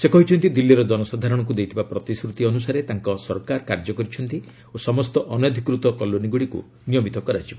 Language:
Odia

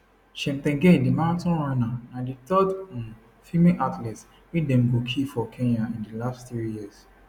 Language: Nigerian Pidgin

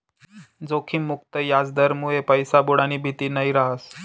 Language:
Marathi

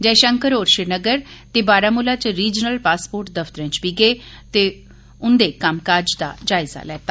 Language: Dogri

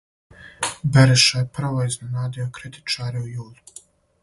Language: Serbian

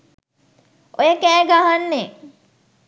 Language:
Sinhala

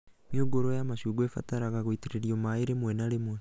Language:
Kikuyu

